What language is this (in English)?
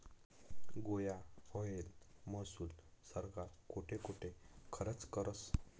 Marathi